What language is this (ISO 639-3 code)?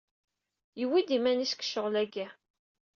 kab